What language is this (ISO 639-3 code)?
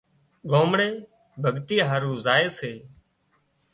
kxp